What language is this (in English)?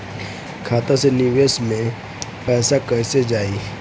Bhojpuri